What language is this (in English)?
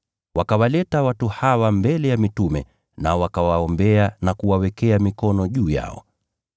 Swahili